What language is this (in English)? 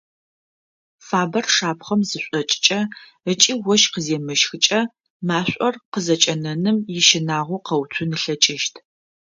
Adyghe